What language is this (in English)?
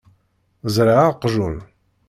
Kabyle